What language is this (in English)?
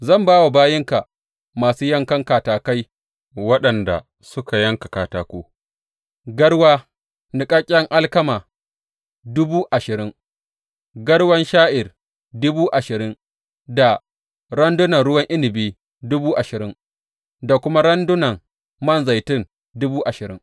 Hausa